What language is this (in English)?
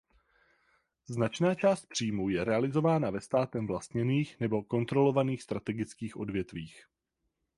Czech